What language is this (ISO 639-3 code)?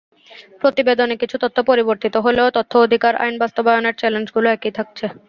ben